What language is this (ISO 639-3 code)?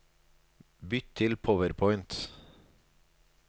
nor